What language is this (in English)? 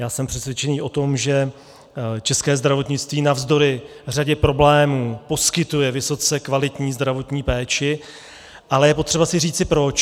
Czech